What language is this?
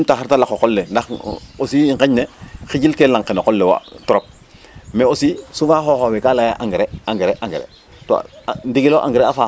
Serer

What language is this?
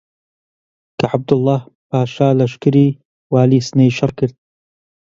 Central Kurdish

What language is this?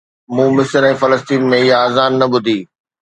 Sindhi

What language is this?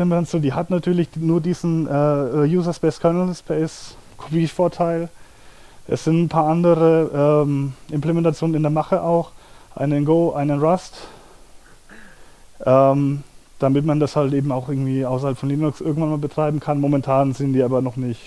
German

